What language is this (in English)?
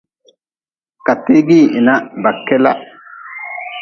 Nawdm